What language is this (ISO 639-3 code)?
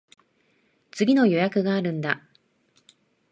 jpn